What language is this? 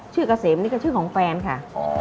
Thai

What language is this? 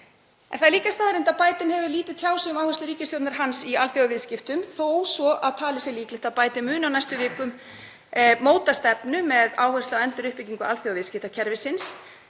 Icelandic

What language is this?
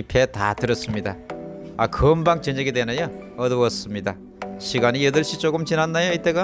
Korean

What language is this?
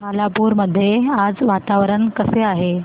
Marathi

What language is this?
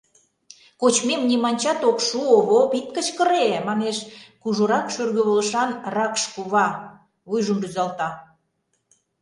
Mari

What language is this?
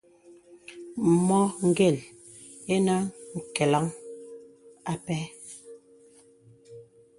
Bebele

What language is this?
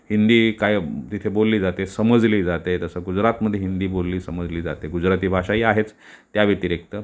Marathi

